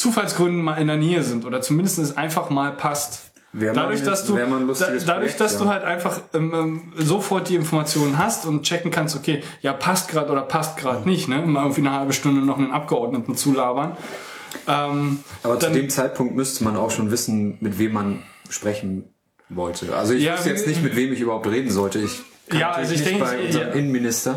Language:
German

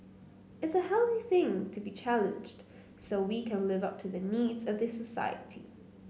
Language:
English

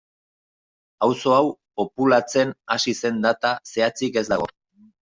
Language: Basque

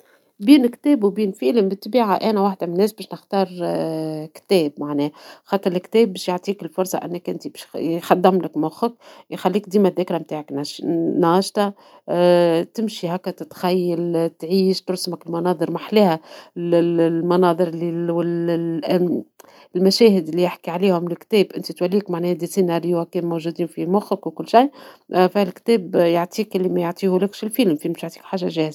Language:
Tunisian Arabic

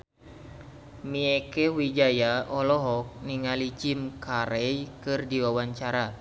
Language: Sundanese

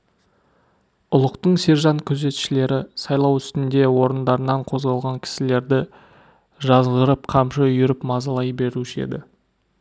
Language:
Kazakh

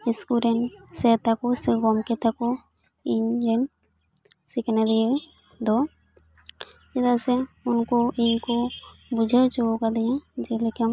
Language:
Santali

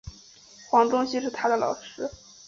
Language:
Chinese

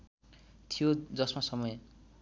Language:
Nepali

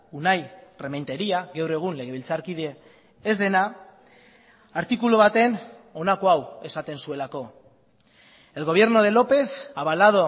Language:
Basque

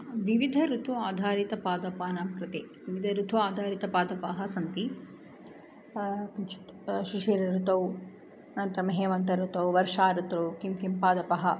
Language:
Sanskrit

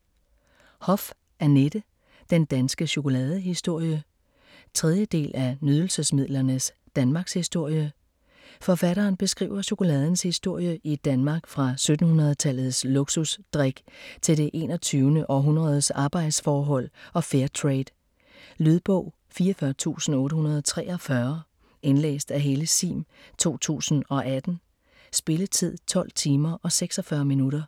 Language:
Danish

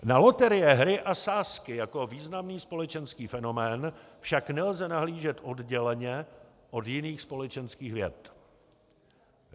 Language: Czech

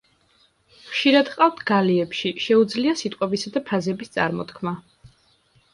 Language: Georgian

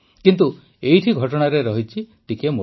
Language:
Odia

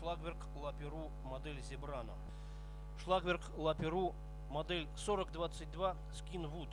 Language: Russian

